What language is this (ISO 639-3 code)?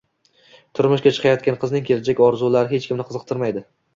uzb